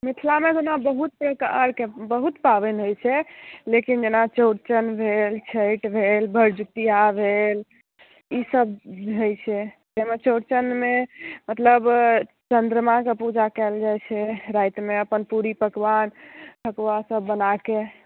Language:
Maithili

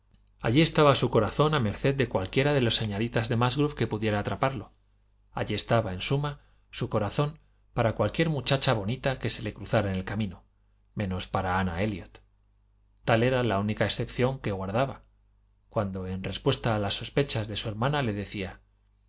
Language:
Spanish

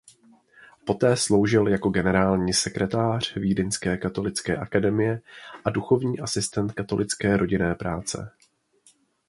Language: Czech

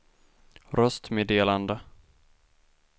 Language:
Swedish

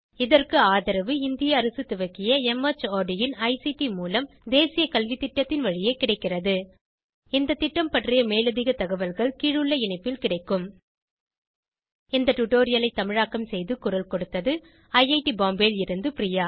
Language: Tamil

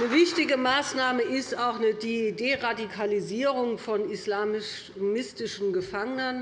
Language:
German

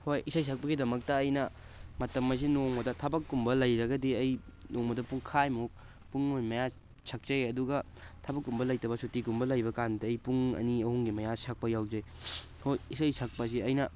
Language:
Manipuri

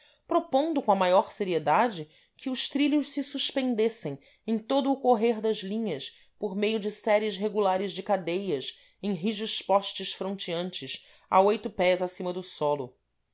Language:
Portuguese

